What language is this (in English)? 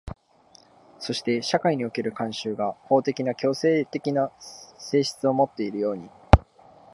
Japanese